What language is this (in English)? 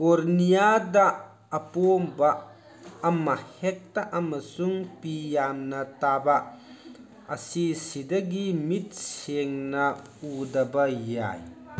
Manipuri